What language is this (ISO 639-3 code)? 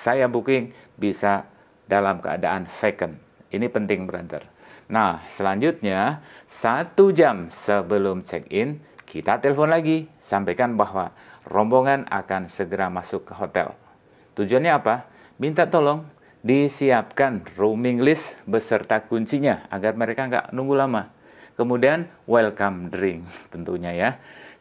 ind